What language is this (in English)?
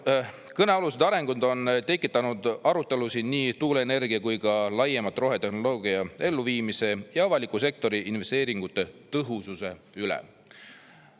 Estonian